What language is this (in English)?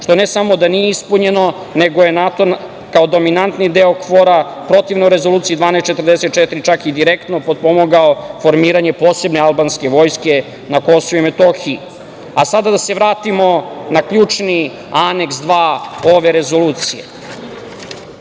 Serbian